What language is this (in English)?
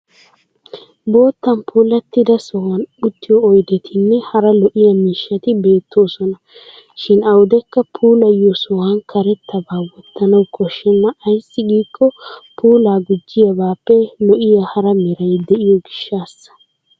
Wolaytta